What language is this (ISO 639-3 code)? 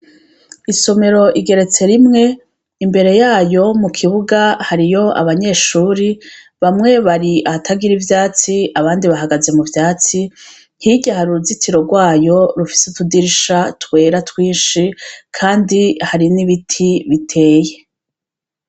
run